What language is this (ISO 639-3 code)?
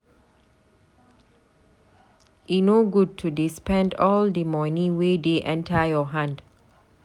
pcm